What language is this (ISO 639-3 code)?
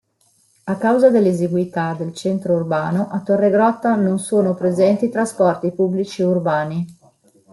ita